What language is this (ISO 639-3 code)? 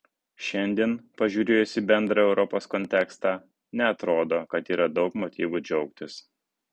lit